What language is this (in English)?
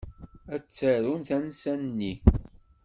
Kabyle